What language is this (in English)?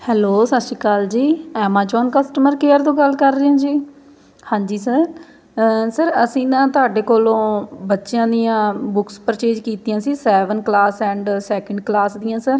Punjabi